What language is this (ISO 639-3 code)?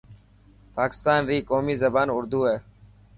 mki